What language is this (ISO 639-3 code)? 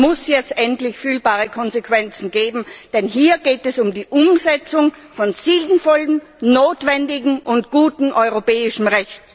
deu